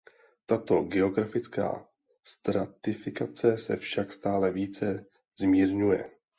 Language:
Czech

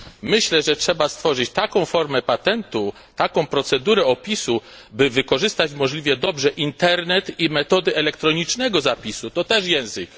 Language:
Polish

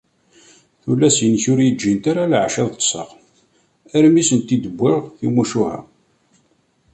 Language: Kabyle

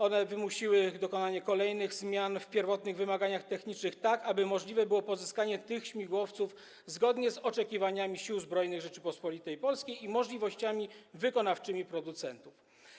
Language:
Polish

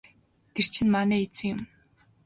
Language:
Mongolian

